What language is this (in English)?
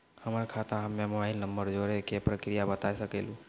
Maithili